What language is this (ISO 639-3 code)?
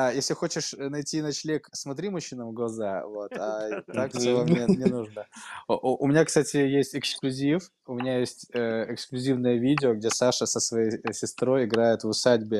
rus